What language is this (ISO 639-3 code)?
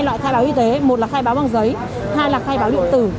vie